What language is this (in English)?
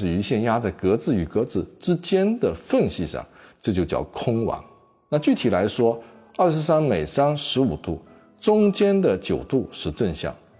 Chinese